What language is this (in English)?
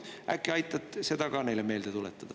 Estonian